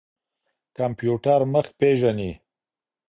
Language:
Pashto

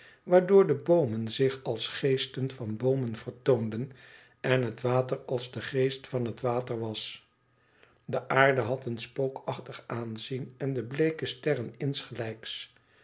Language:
Dutch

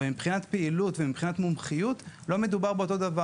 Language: Hebrew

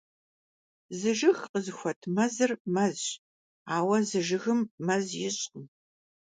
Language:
Kabardian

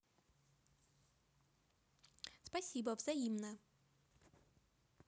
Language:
Russian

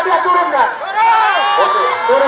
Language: Indonesian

